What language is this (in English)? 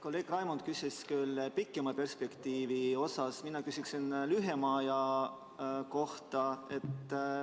Estonian